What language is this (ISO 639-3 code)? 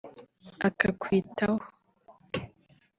kin